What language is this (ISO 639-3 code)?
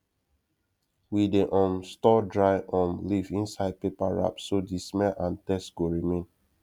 pcm